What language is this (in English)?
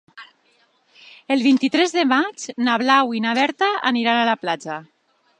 Catalan